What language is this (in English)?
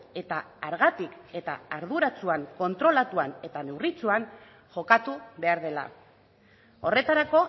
Basque